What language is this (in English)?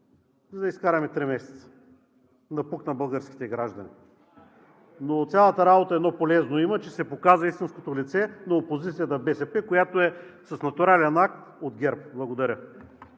Bulgarian